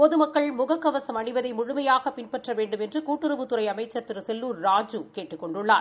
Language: Tamil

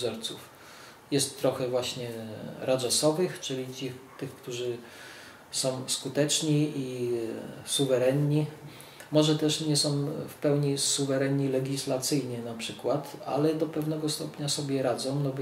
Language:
Polish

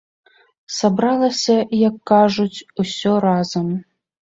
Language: Belarusian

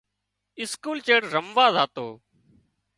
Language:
Wadiyara Koli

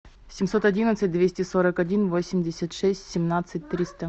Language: Russian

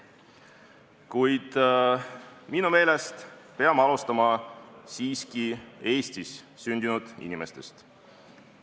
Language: Estonian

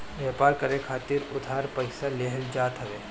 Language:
Bhojpuri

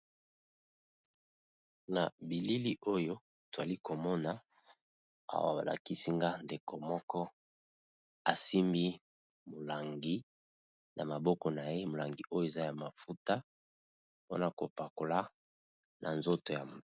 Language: Lingala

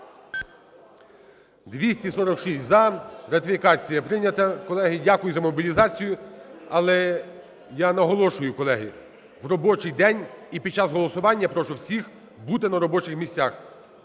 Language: Ukrainian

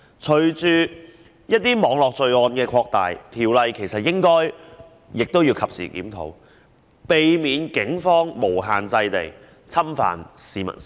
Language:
Cantonese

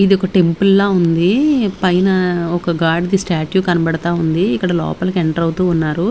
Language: Telugu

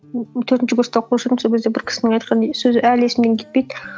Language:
Kazakh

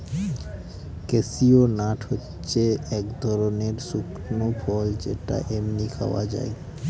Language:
Bangla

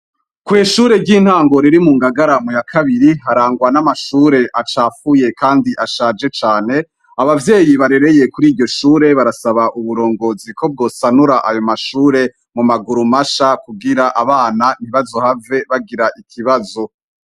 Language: Rundi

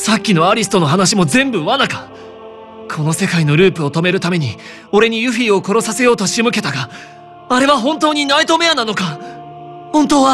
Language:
Japanese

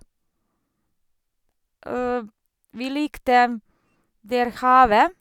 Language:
Norwegian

